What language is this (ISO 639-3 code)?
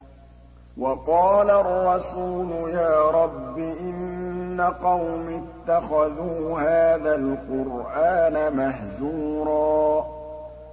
ara